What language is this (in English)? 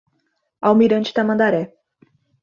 Portuguese